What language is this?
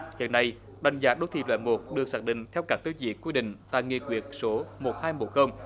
Vietnamese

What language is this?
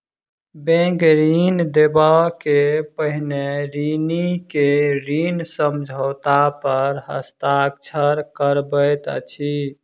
Maithili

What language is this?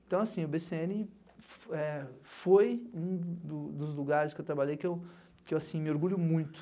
Portuguese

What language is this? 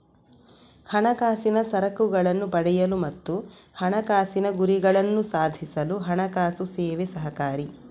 Kannada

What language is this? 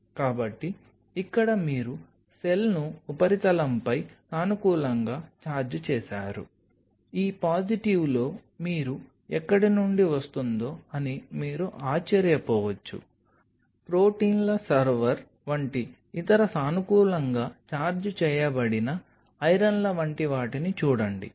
Telugu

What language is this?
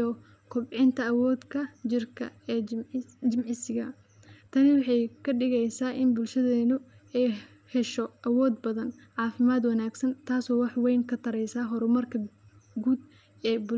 Somali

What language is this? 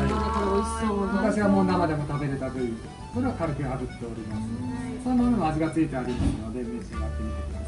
Japanese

